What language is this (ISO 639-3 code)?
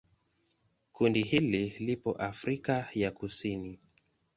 swa